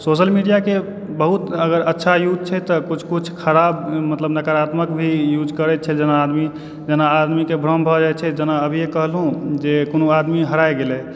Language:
Maithili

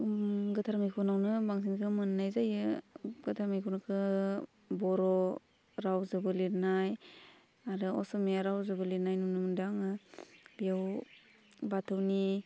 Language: Bodo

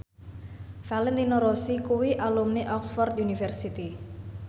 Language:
Javanese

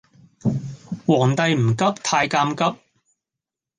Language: Cantonese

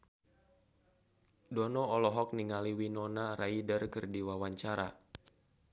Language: Sundanese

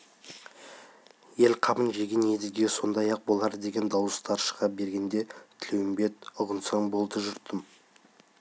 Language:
Kazakh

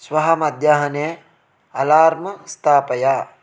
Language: Sanskrit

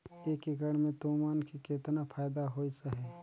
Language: Chhattisgarhi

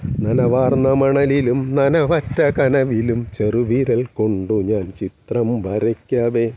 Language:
Malayalam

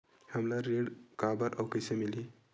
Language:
Chhattisgarhi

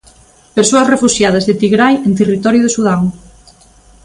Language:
Galician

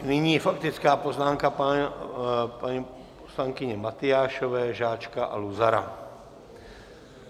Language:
Czech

